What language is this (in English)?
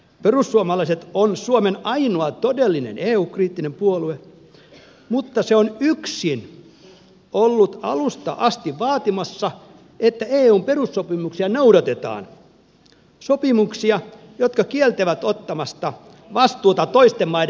Finnish